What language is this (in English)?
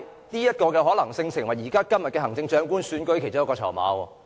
Cantonese